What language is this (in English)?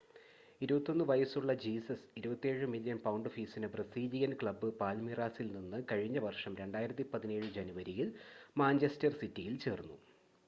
Malayalam